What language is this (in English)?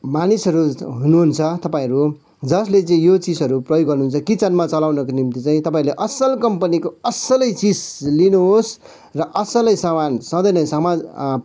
Nepali